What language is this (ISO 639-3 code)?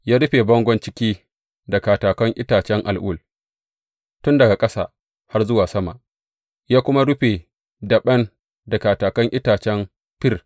hau